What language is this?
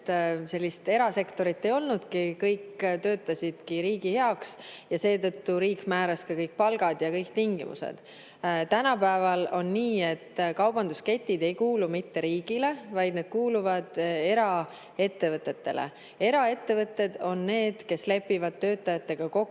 Estonian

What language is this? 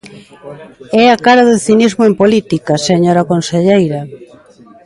Galician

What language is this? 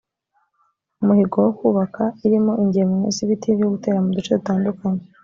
Kinyarwanda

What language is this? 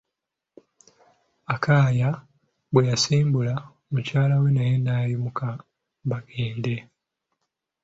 Ganda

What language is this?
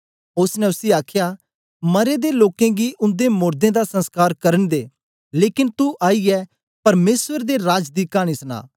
Dogri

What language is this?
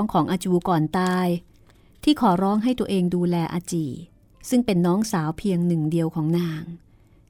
Thai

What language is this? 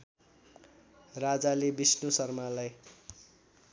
Nepali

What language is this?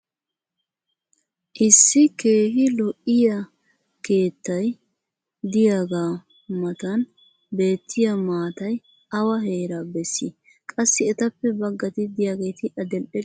Wolaytta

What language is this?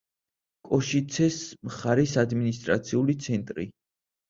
Georgian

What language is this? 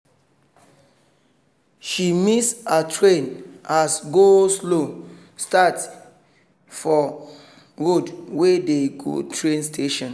Nigerian Pidgin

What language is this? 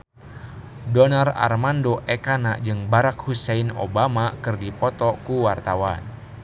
Sundanese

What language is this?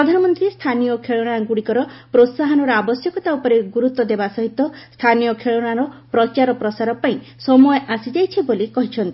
Odia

